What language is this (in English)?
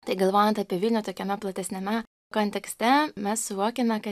Lithuanian